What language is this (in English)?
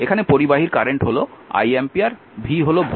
Bangla